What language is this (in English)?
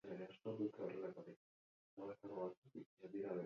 Basque